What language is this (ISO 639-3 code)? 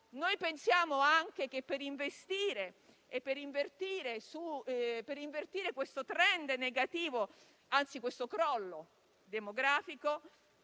ita